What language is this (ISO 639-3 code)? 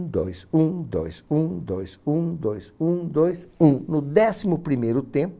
por